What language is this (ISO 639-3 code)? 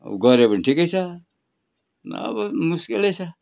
nep